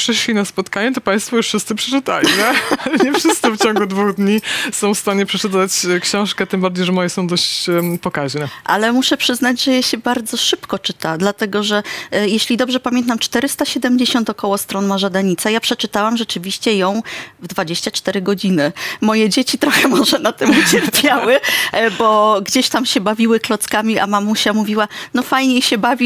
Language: Polish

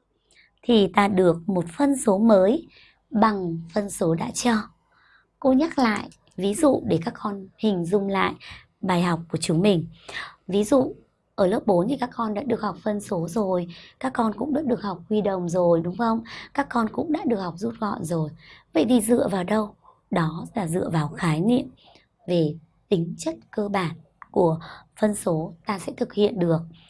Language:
Vietnamese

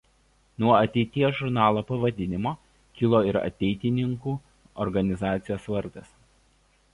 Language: Lithuanian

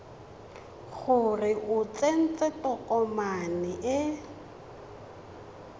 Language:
Tswana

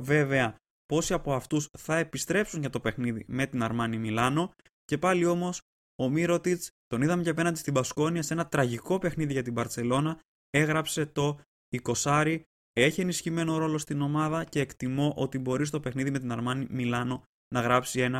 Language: Greek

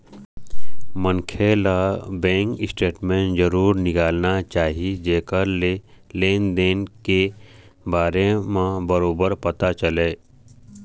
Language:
Chhattisgarhi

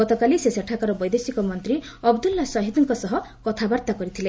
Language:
Odia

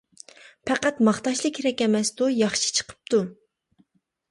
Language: Uyghur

